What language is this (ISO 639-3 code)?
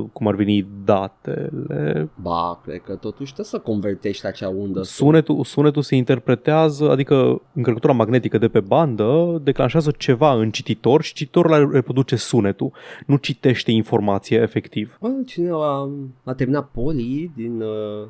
ron